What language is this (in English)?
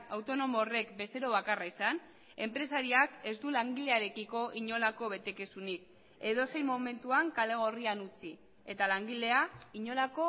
Basque